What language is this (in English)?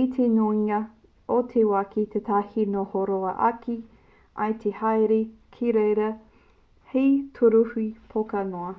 Māori